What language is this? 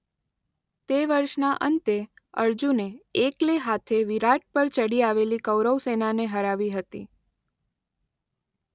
Gujarati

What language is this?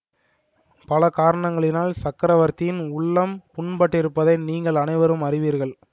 Tamil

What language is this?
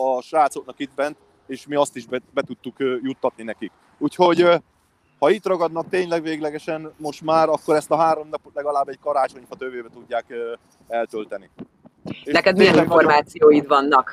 Hungarian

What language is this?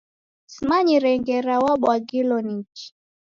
Taita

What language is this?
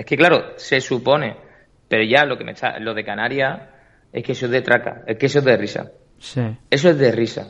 Spanish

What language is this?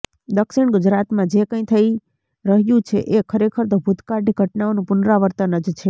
Gujarati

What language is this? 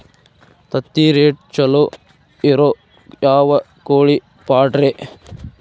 Kannada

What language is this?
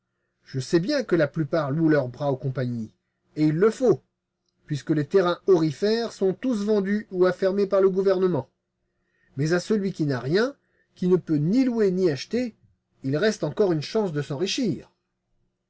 French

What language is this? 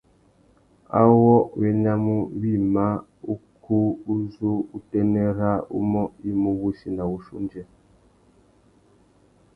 Tuki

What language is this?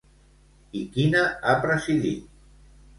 Catalan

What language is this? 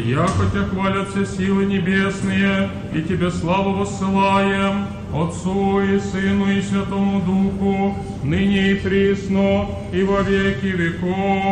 Greek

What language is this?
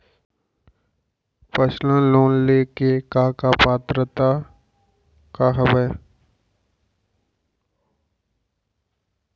Chhattisgarhi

